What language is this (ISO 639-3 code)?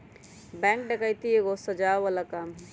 mag